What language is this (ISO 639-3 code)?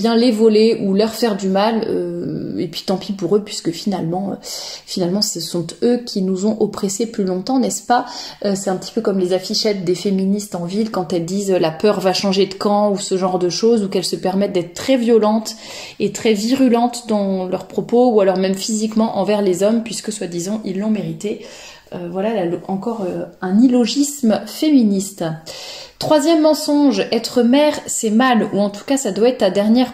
fra